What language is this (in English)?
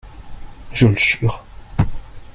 French